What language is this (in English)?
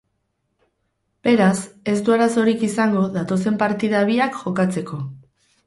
Basque